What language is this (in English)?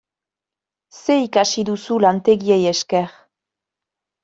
Basque